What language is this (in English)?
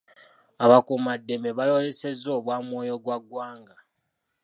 Ganda